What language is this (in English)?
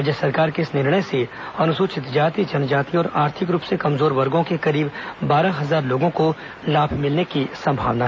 Hindi